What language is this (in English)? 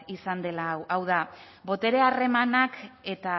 Basque